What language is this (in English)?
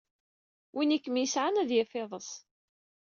Kabyle